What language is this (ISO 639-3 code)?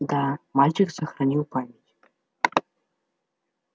rus